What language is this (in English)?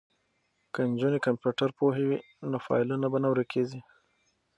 Pashto